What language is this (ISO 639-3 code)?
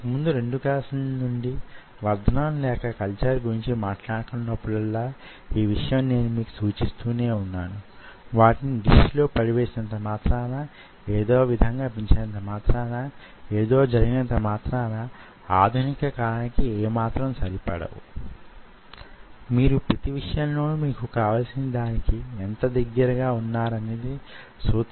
tel